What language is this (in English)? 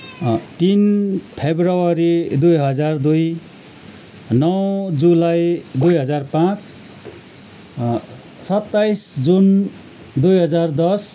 Nepali